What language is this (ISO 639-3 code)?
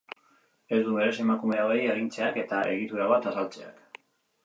eus